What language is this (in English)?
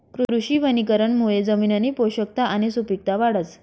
Marathi